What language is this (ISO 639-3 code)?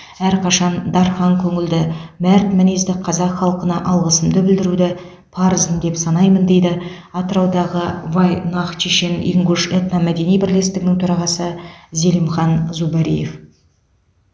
kaz